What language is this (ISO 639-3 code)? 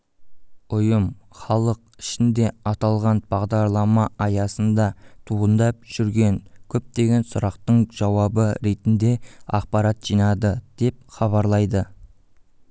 kaz